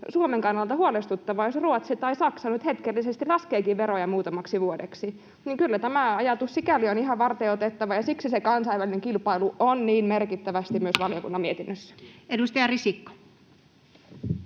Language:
Finnish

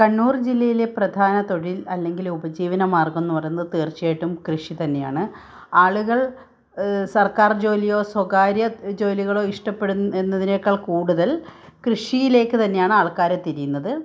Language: Malayalam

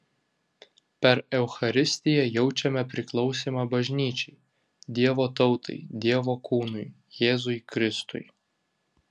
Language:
Lithuanian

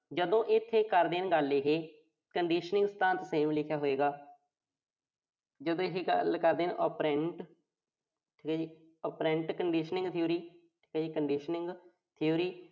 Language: Punjabi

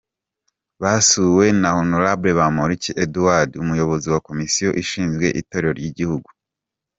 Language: Kinyarwanda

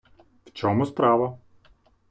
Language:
Ukrainian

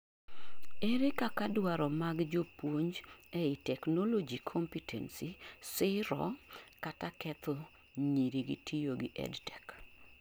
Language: Luo (Kenya and Tanzania)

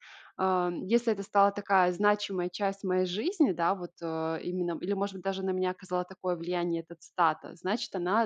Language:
Russian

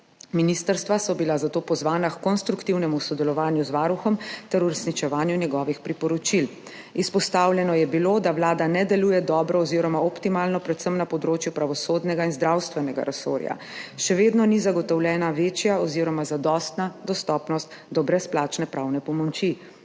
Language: Slovenian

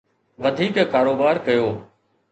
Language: Sindhi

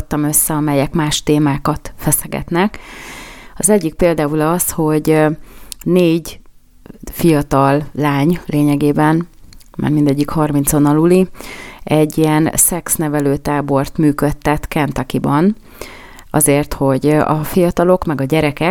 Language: Hungarian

